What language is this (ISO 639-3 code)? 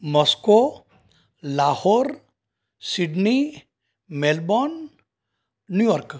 guj